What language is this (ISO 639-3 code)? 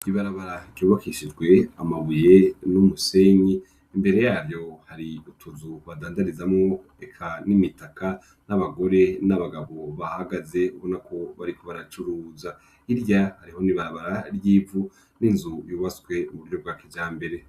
run